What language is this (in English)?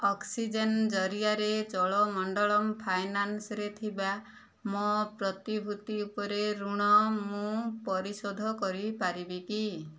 Odia